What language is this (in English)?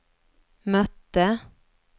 Swedish